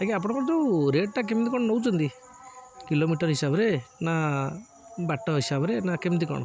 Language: Odia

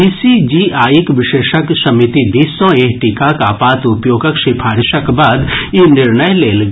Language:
Maithili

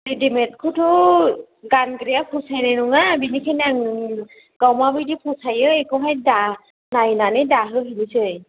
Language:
Bodo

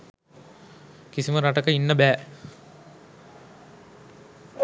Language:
Sinhala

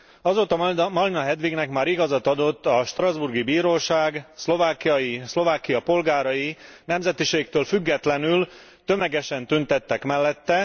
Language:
Hungarian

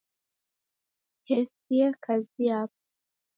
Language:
Taita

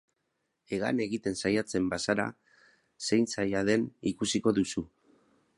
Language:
Basque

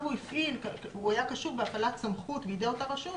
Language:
Hebrew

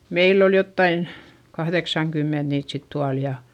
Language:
Finnish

